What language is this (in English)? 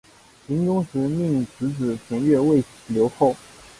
Chinese